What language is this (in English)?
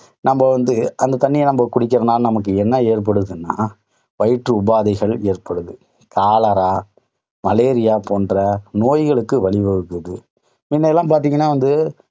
Tamil